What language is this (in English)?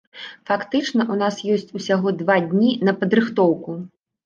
Belarusian